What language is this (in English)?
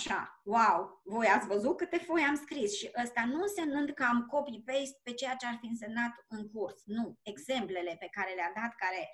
Romanian